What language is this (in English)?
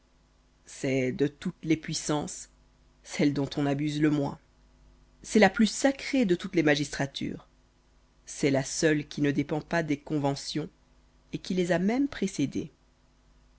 French